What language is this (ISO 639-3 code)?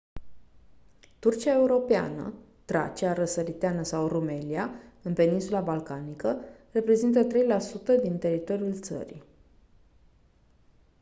ron